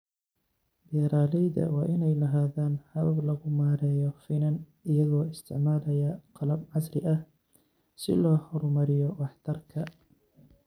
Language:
Somali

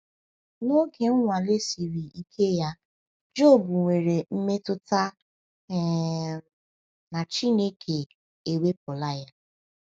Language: Igbo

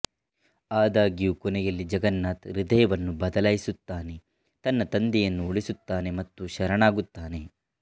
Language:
Kannada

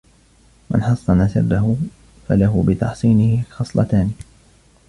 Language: Arabic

